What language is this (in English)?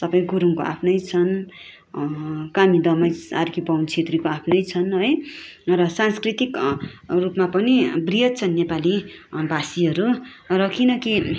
Nepali